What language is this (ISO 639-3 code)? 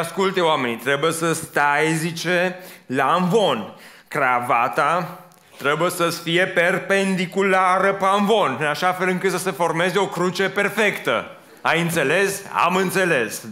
ron